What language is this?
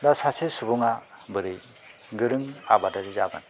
Bodo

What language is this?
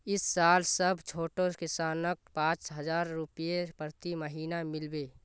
Magahi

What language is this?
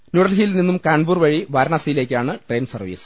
Malayalam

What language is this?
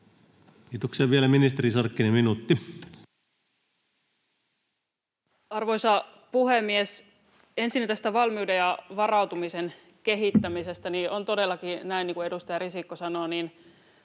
Finnish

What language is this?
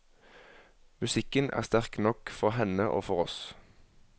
Norwegian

